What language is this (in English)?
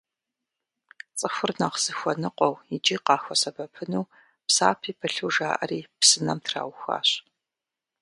Kabardian